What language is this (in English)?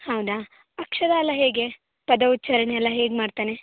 Kannada